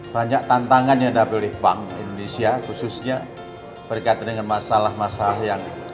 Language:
Indonesian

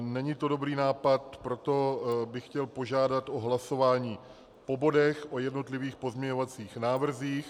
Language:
Czech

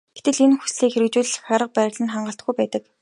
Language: Mongolian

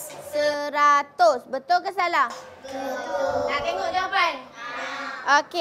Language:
Malay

